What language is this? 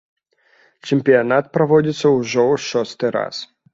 Belarusian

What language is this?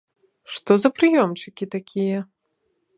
Belarusian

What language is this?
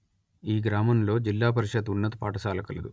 Telugu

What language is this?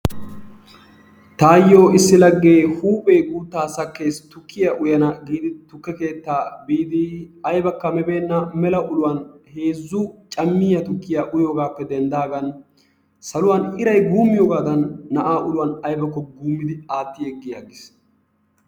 Wolaytta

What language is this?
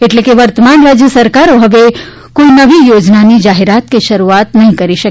Gujarati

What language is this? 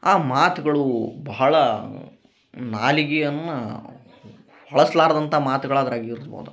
Kannada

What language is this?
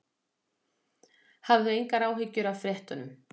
Icelandic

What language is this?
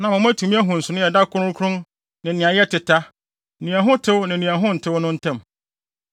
Akan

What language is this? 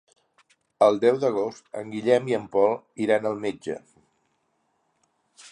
Catalan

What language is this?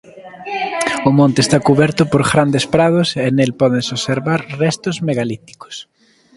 Galician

